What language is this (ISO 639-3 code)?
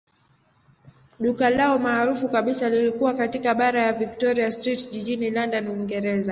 swa